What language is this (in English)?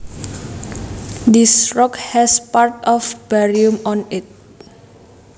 Javanese